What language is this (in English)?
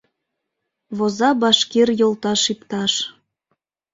Mari